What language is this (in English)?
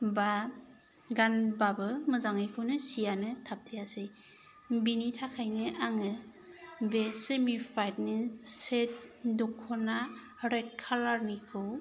Bodo